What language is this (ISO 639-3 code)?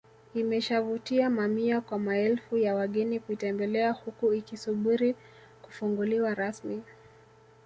swa